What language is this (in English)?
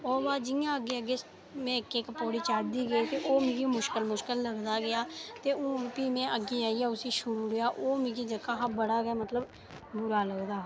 Dogri